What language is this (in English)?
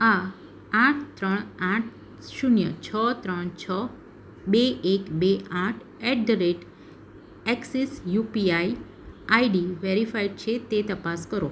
Gujarati